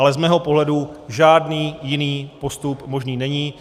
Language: Czech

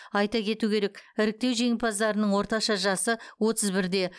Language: Kazakh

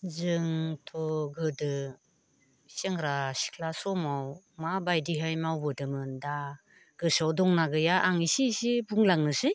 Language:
Bodo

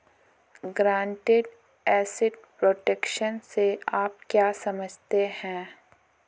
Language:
Hindi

